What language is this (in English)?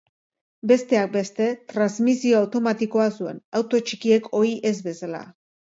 Basque